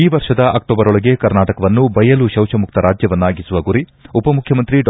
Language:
Kannada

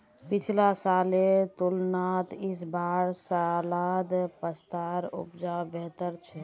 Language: Magahi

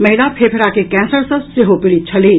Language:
Maithili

